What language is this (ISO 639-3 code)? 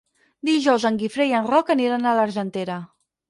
cat